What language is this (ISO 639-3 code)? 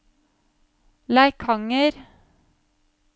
nor